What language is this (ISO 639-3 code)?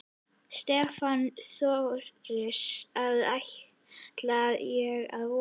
isl